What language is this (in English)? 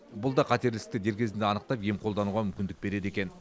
Kazakh